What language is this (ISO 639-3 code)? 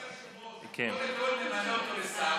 heb